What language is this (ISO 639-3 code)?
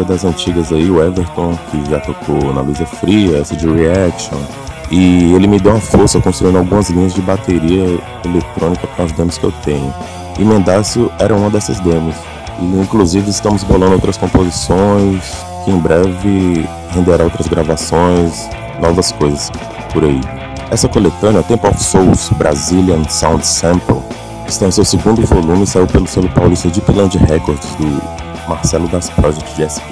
por